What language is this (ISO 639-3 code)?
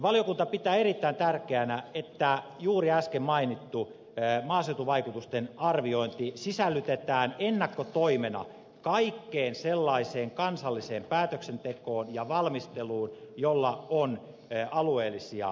fin